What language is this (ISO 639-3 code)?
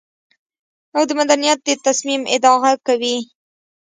pus